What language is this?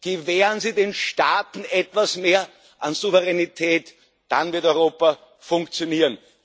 German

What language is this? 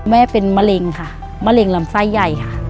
Thai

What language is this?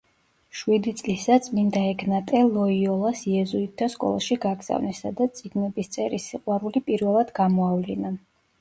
Georgian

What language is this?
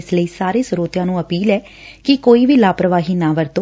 Punjabi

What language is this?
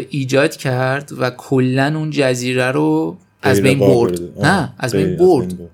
Persian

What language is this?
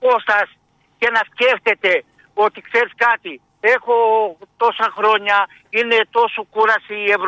Greek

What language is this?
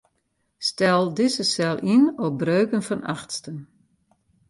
Western Frisian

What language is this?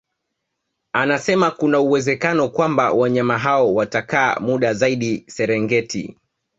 Swahili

